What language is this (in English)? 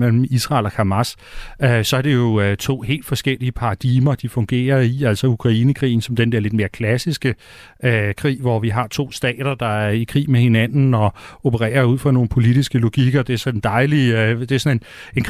Danish